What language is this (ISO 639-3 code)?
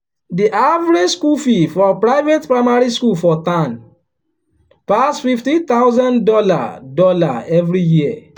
pcm